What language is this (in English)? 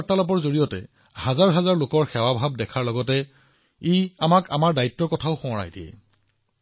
Assamese